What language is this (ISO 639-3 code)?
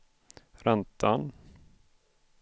swe